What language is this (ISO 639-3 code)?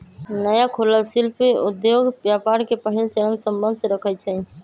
mag